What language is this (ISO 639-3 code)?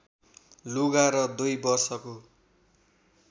nep